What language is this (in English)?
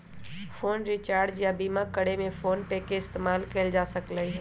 Magahi